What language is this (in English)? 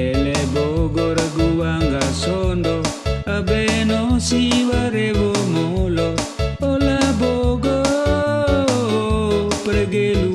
Indonesian